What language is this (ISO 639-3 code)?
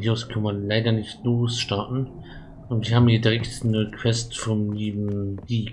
deu